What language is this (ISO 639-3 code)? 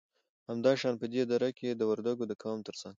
pus